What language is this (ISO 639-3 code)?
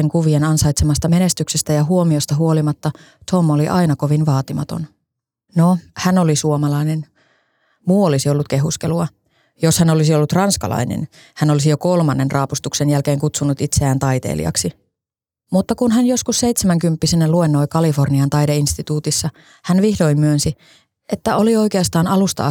fin